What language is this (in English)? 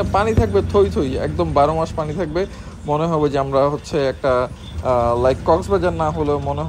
Polish